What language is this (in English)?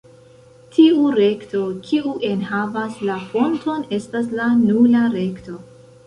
Esperanto